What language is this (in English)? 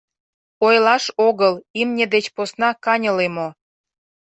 Mari